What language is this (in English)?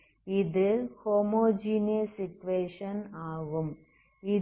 Tamil